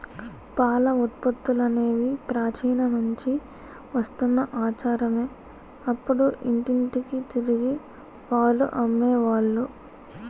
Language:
Telugu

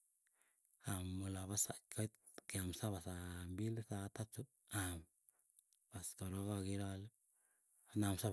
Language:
Keiyo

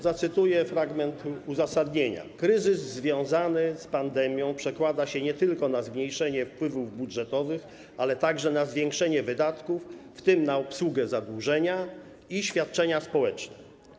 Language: Polish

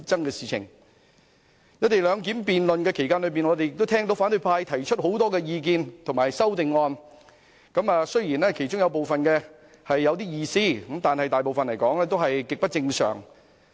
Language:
Cantonese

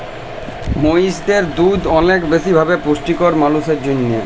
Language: Bangla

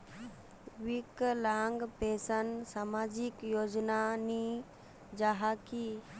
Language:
Magahi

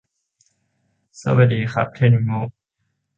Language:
Thai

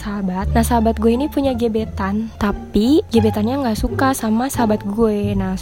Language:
Indonesian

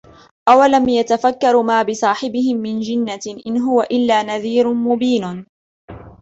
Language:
Arabic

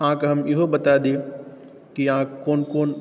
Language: Maithili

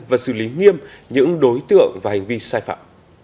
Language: Vietnamese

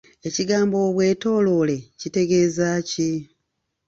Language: Ganda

